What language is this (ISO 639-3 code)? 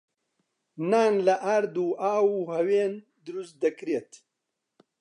ckb